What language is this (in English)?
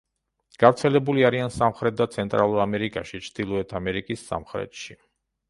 Georgian